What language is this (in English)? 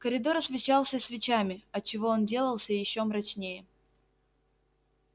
Russian